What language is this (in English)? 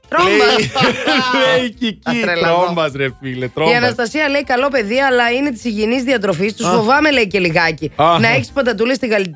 Greek